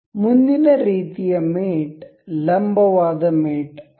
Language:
Kannada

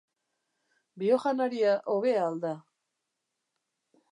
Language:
Basque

